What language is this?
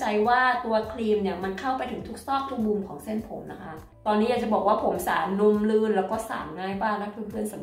Thai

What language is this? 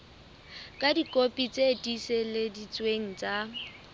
Southern Sotho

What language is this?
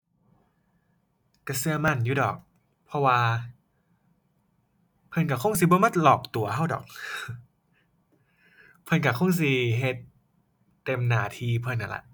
Thai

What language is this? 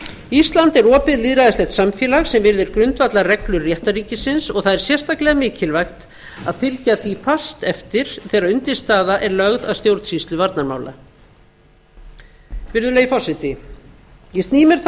Icelandic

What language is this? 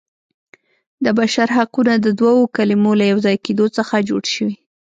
Pashto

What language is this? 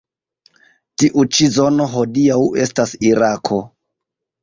Esperanto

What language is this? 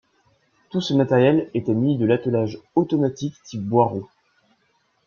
French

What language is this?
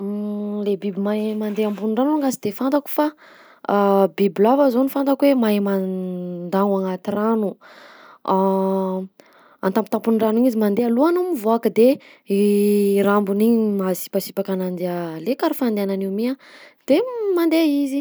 Southern Betsimisaraka Malagasy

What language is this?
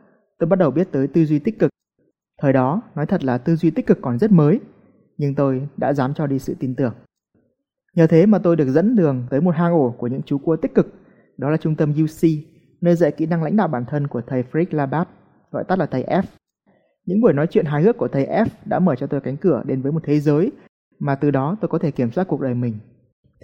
Vietnamese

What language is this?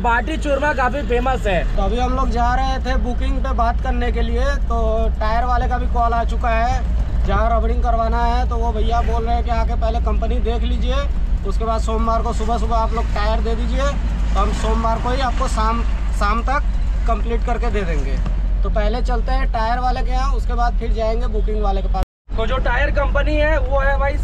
Hindi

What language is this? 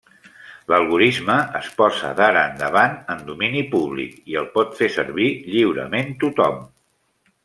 Catalan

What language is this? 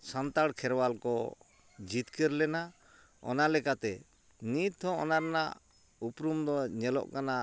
Santali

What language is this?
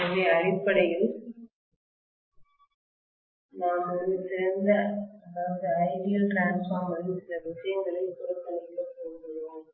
Tamil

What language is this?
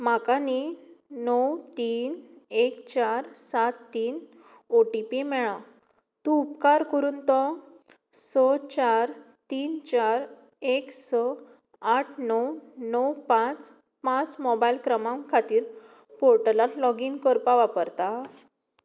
Konkani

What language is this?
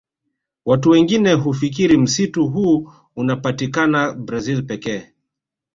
Swahili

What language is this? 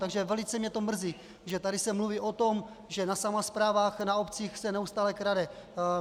Czech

